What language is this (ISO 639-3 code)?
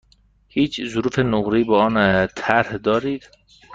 fas